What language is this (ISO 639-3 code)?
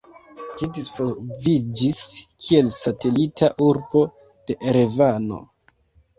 epo